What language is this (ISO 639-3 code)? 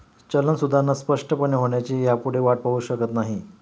mar